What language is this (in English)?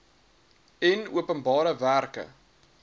Afrikaans